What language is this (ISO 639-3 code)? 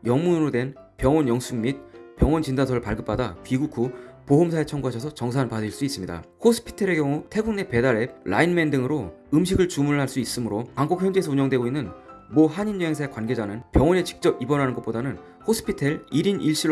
kor